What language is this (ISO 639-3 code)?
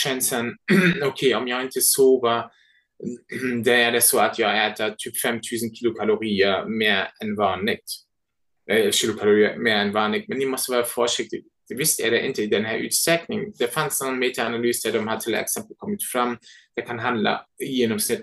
swe